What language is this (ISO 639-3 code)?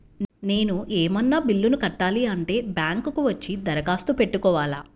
tel